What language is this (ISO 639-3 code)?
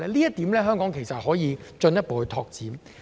yue